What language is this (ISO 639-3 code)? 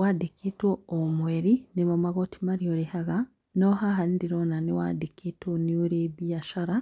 kik